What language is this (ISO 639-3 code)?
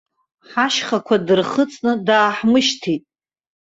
abk